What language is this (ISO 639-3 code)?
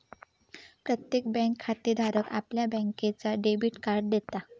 mar